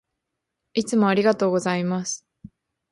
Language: Japanese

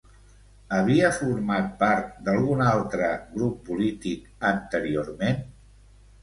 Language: Catalan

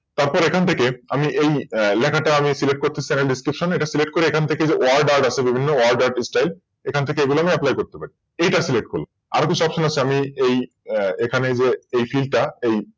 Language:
Bangla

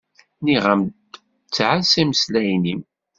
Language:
Kabyle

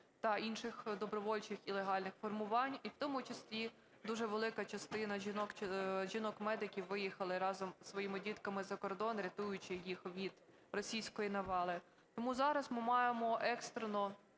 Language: Ukrainian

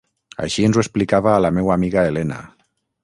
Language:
Catalan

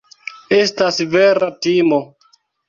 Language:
Esperanto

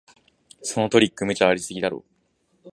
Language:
Japanese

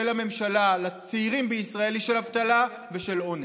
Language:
Hebrew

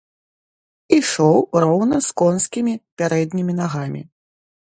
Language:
Belarusian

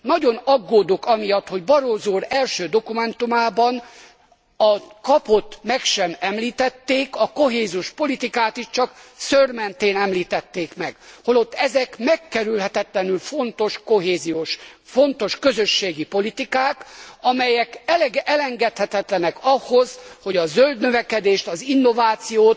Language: Hungarian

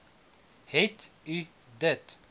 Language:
Afrikaans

